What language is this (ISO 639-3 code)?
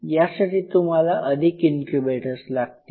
mar